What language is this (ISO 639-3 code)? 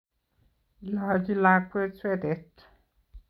kln